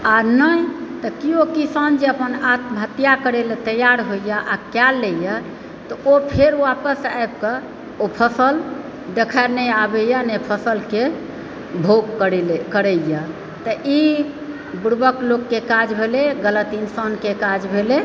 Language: Maithili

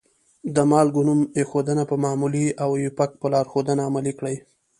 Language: Pashto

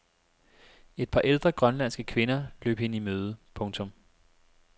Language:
Danish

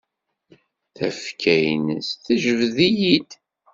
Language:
Kabyle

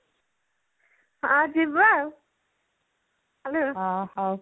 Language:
Odia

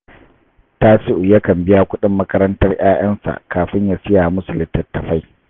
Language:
Hausa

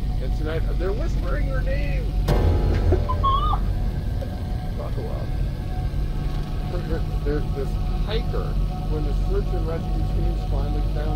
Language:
English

